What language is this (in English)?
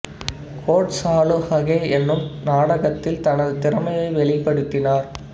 Tamil